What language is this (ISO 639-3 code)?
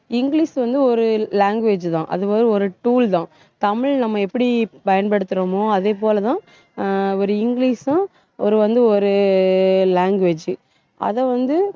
tam